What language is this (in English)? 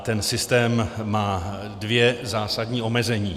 Czech